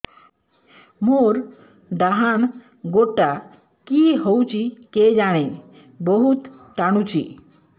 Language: Odia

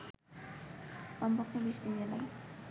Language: Bangla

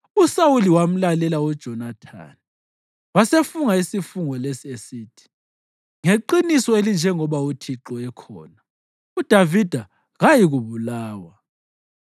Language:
North Ndebele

